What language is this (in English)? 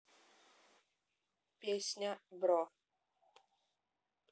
Russian